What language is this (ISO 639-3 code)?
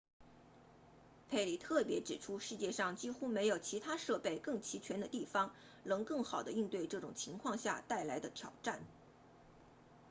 zho